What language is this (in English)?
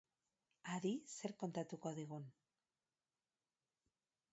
Basque